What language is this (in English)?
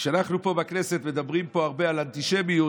Hebrew